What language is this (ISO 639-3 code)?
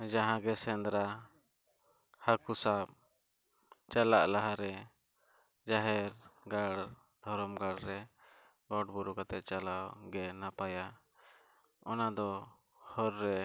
sat